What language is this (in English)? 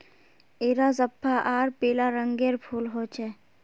Magahi